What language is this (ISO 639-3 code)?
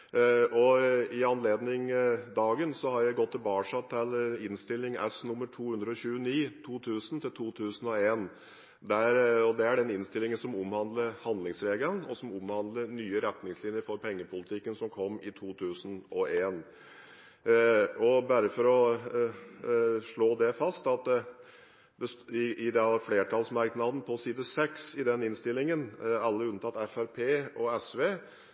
nob